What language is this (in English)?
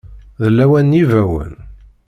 Kabyle